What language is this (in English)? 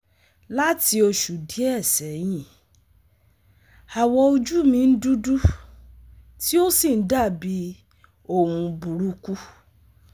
Yoruba